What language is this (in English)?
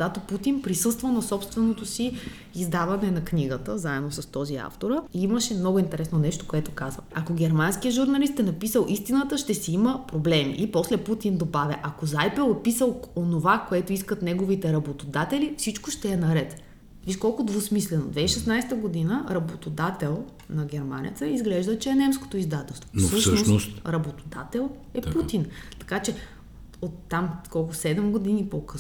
Bulgarian